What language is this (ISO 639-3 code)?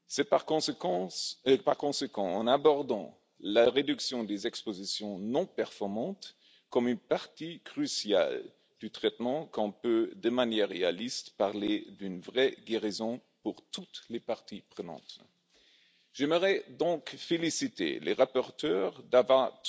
fra